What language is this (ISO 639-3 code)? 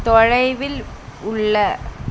tam